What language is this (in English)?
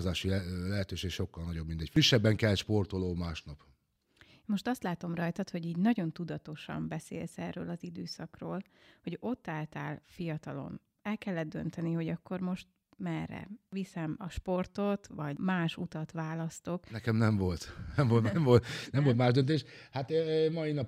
Hungarian